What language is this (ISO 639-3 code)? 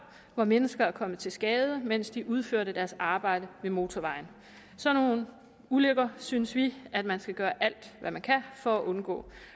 dan